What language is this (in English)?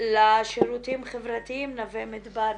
Hebrew